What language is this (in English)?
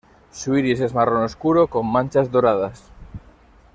Spanish